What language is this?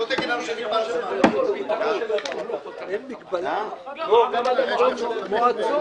Hebrew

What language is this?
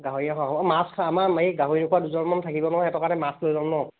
Assamese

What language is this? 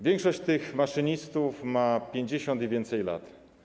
Polish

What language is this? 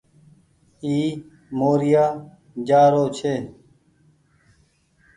Goaria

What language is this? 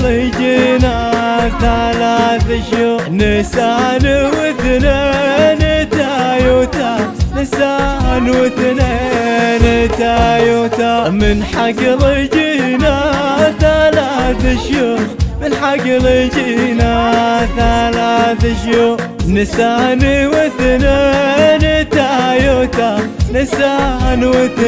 Arabic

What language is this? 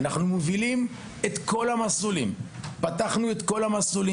Hebrew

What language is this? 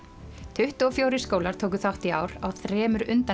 Icelandic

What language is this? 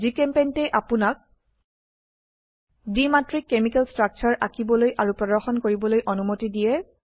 Assamese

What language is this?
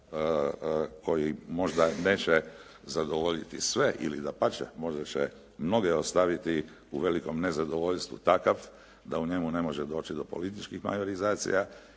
Croatian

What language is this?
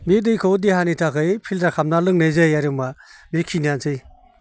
Bodo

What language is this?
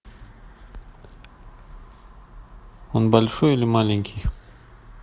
Russian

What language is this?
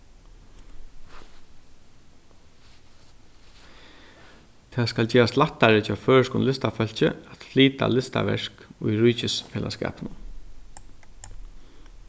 Faroese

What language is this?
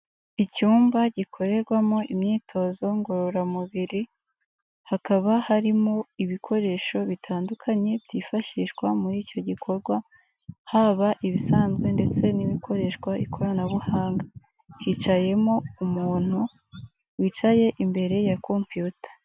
Kinyarwanda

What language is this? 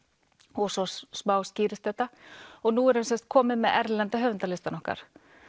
Icelandic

